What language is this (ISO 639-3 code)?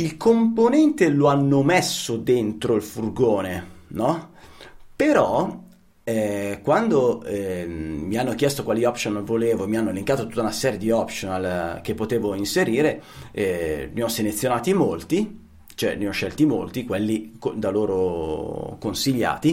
ita